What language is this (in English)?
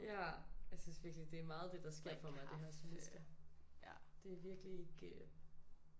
Danish